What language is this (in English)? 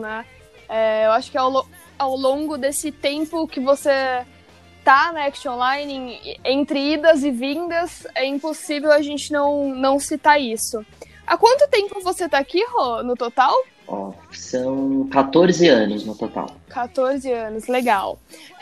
Portuguese